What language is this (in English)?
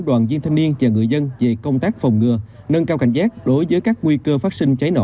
Vietnamese